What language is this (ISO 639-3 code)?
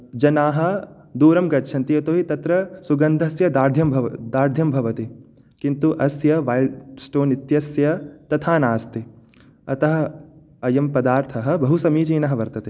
san